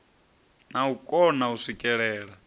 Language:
Venda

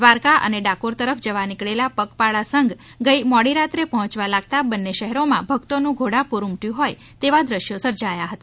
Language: Gujarati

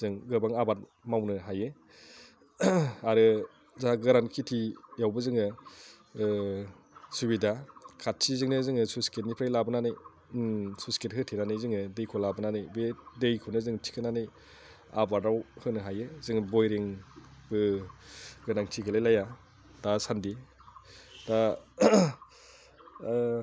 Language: Bodo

